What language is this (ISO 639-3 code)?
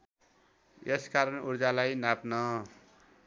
nep